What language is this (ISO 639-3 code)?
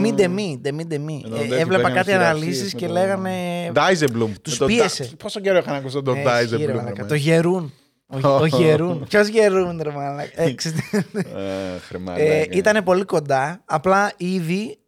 ell